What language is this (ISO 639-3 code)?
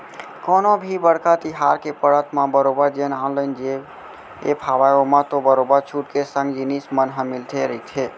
hne